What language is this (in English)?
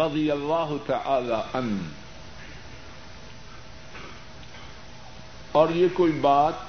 Urdu